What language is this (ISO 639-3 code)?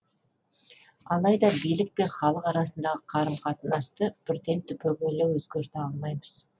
kaz